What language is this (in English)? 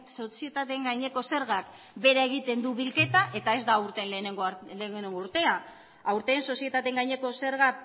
Basque